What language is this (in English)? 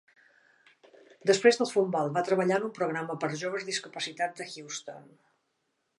Catalan